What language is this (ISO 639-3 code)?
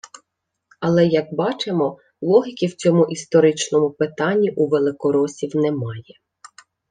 ukr